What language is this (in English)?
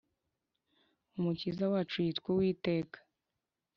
Kinyarwanda